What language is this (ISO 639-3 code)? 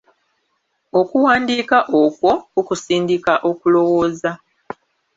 lug